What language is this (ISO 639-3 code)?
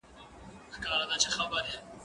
pus